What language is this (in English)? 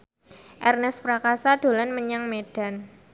Javanese